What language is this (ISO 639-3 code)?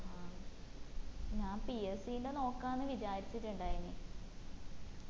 mal